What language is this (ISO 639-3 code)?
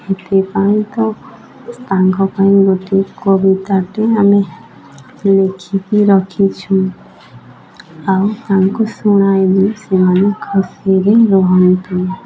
ori